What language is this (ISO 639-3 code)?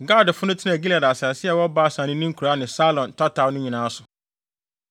aka